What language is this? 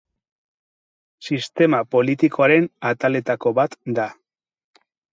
Basque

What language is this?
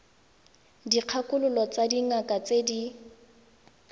Tswana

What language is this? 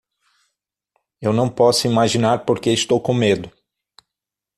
Portuguese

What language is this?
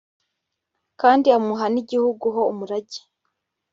Kinyarwanda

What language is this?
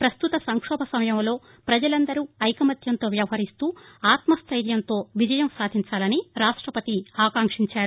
Telugu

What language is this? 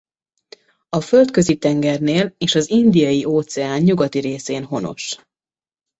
Hungarian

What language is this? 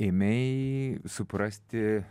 Lithuanian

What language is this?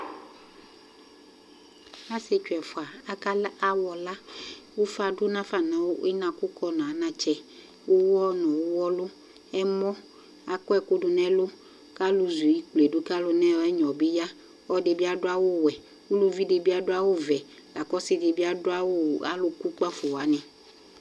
Ikposo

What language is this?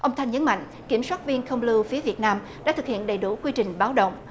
Vietnamese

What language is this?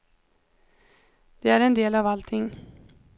Swedish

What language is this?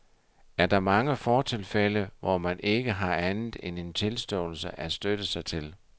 Danish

